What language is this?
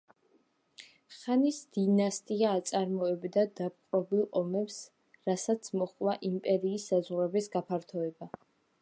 Georgian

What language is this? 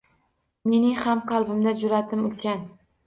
Uzbek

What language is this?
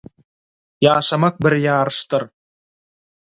Turkmen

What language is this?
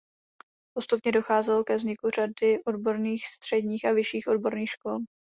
Czech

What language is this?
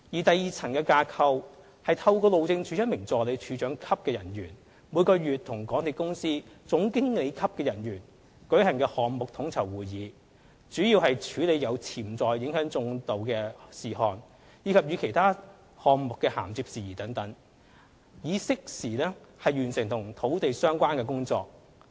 Cantonese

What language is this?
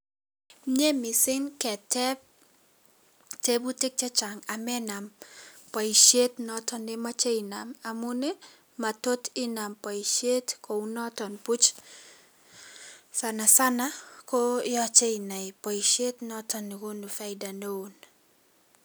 Kalenjin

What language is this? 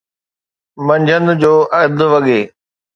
Sindhi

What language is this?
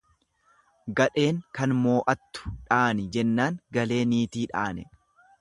Oromo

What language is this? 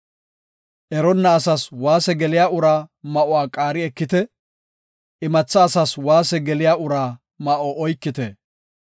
Gofa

